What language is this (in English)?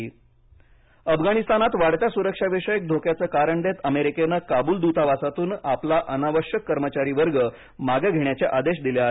Marathi